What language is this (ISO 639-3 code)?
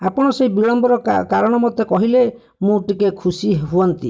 ori